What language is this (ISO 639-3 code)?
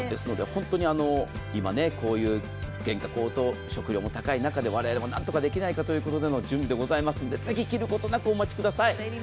jpn